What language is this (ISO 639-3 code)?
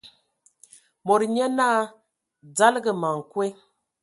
ewo